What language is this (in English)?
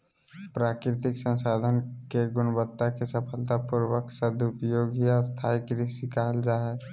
Magahi